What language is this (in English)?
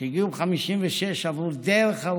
Hebrew